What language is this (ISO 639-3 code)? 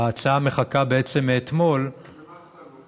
heb